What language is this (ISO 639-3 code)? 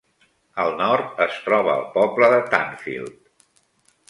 cat